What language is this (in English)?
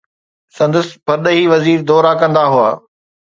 Sindhi